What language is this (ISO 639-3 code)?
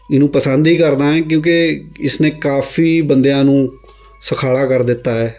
pan